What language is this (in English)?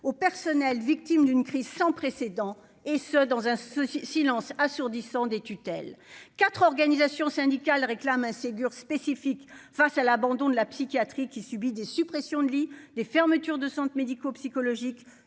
French